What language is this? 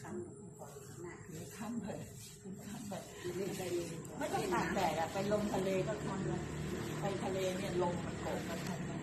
Thai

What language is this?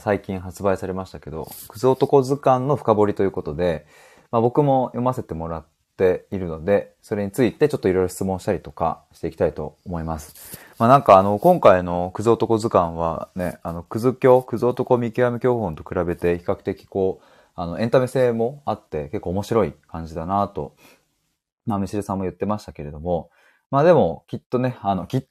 Japanese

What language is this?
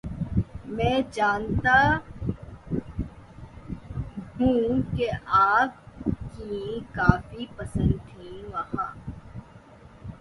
Urdu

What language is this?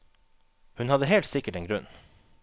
Norwegian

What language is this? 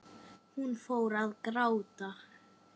Icelandic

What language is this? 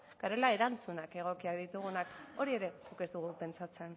Basque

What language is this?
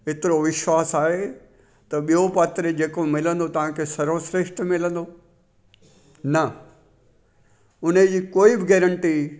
Sindhi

